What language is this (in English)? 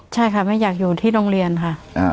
Thai